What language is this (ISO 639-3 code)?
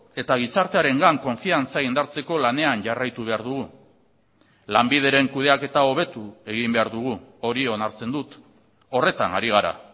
eus